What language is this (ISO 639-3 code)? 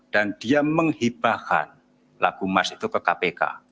ind